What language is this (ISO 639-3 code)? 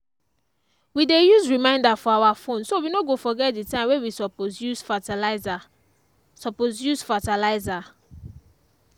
pcm